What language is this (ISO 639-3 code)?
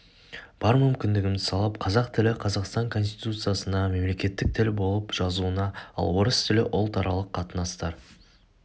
kaz